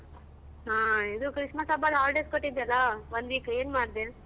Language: Kannada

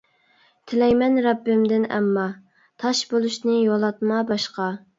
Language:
Uyghur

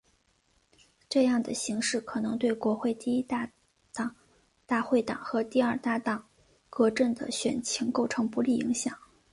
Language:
Chinese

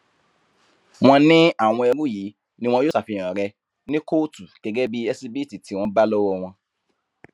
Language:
Yoruba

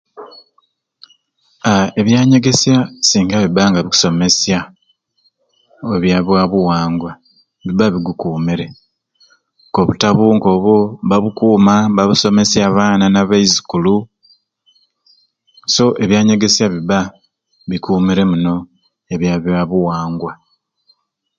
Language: Ruuli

